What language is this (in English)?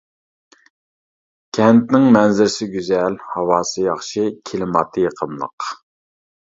Uyghur